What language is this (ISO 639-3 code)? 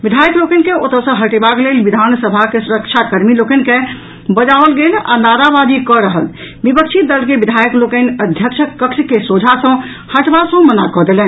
mai